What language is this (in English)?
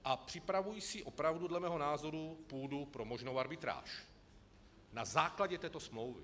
Czech